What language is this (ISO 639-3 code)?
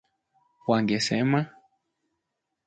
swa